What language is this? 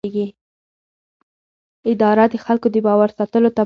Pashto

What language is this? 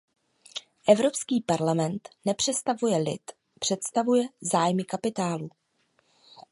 Czech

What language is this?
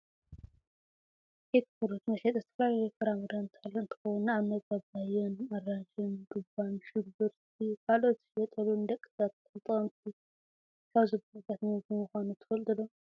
Tigrinya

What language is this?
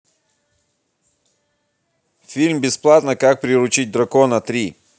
Russian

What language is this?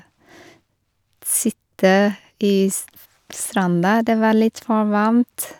Norwegian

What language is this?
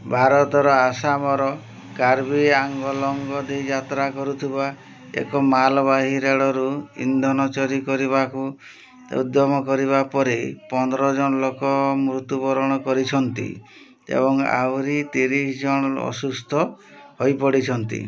Odia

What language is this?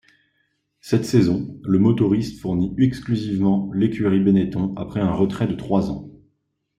French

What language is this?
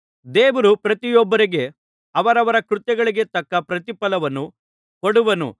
Kannada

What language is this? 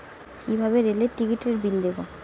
Bangla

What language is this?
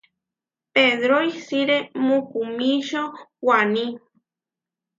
Huarijio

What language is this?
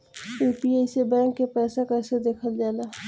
Bhojpuri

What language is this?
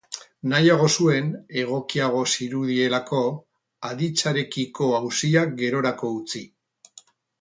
Basque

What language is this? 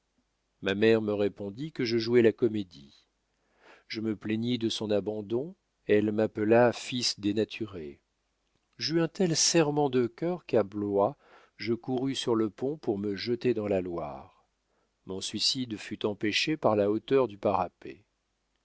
French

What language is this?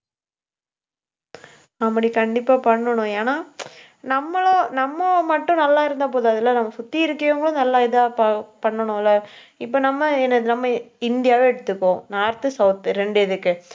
Tamil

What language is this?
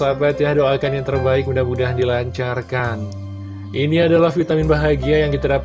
Indonesian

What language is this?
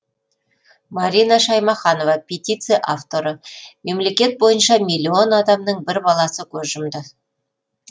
Kazakh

